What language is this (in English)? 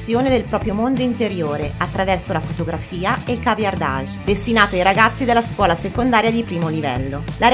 Italian